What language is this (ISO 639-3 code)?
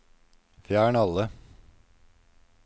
nor